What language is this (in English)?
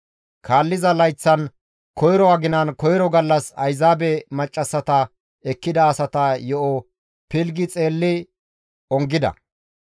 Gamo